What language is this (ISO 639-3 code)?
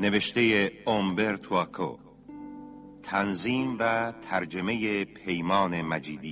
fas